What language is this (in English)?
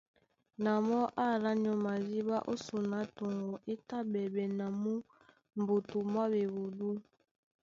Duala